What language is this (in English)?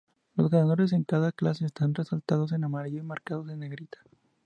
Spanish